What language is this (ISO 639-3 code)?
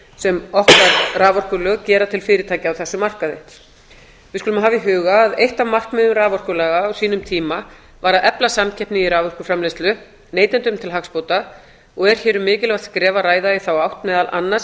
isl